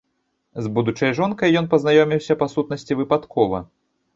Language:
Belarusian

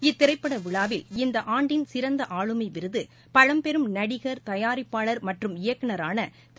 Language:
Tamil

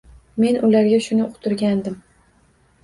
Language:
Uzbek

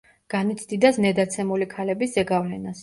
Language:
Georgian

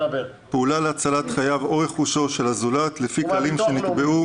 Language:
Hebrew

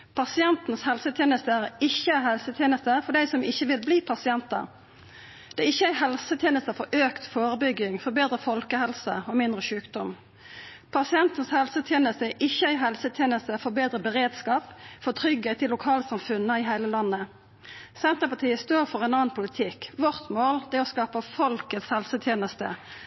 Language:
Norwegian Nynorsk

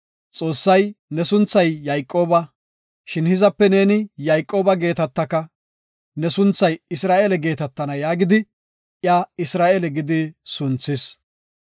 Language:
Gofa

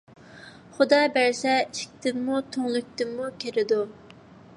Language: Uyghur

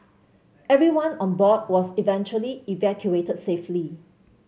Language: English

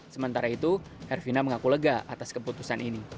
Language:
Indonesian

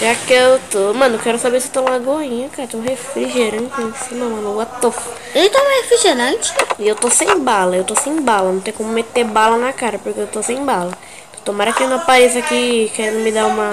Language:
Portuguese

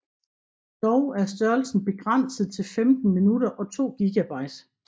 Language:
Danish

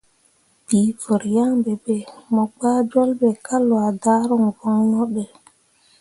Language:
Mundang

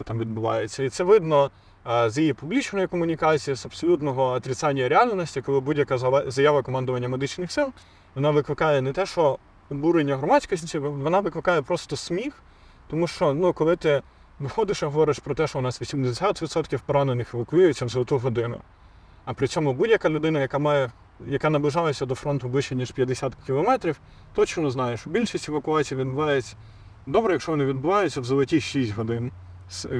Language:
Ukrainian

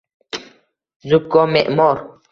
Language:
Uzbek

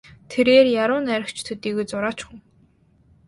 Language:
Mongolian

